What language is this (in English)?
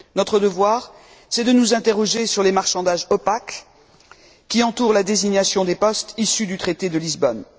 French